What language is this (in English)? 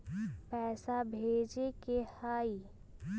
Magahi